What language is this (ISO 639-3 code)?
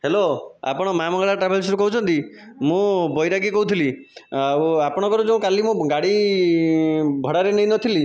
ori